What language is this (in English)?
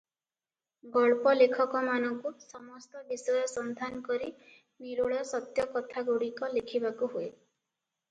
Odia